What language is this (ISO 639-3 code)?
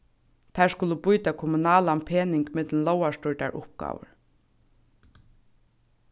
fao